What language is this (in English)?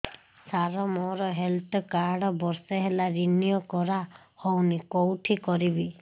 Odia